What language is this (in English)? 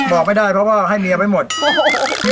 Thai